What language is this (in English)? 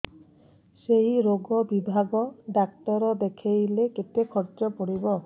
Odia